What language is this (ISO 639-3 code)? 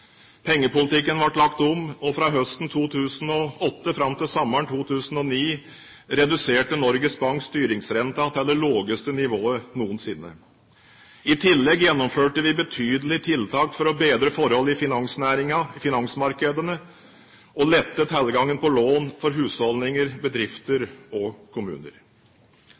nob